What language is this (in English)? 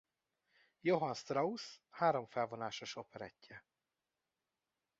Hungarian